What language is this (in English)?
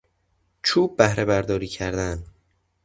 Persian